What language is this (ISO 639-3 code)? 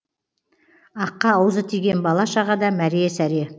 kaz